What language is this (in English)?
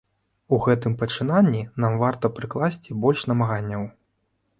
Belarusian